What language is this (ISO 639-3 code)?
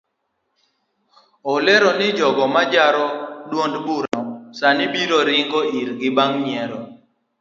luo